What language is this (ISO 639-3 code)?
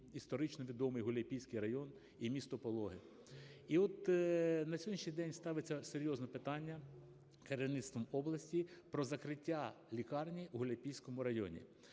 ukr